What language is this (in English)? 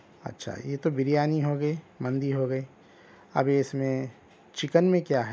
Urdu